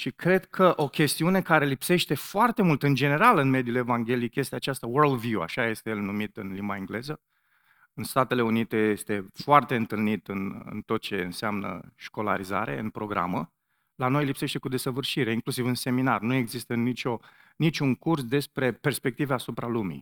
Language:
Romanian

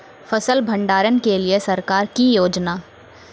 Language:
Maithili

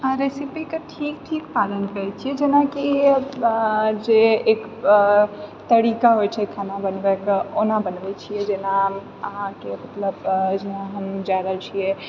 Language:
Maithili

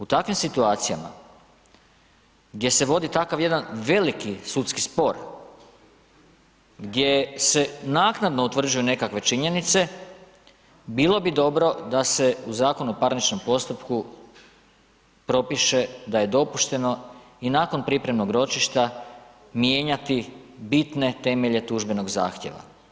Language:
Croatian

